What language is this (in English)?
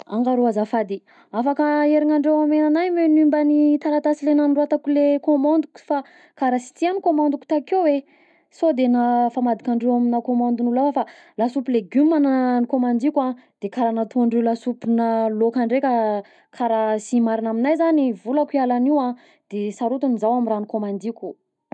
Southern Betsimisaraka Malagasy